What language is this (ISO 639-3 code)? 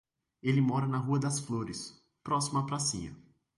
por